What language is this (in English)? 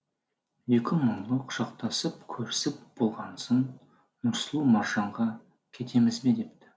Kazakh